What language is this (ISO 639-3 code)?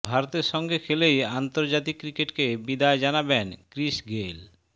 ben